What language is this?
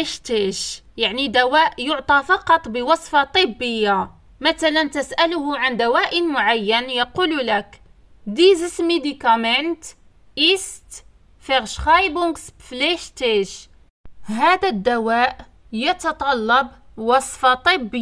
Arabic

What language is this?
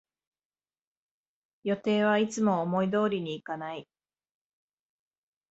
Japanese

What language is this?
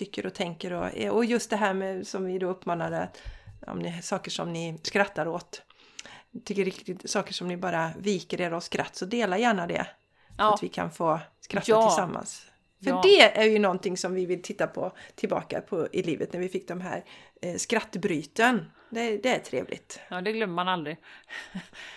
Swedish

